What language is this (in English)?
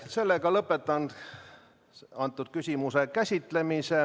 Estonian